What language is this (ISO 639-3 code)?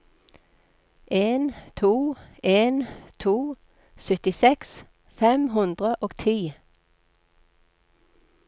nor